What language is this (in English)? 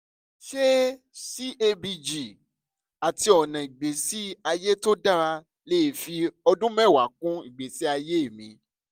Yoruba